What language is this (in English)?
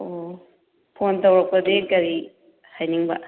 Manipuri